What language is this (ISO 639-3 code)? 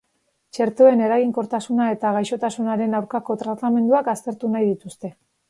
eus